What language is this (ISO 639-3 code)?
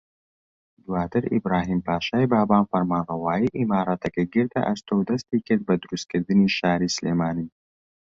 ckb